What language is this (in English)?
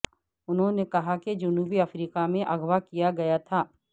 Urdu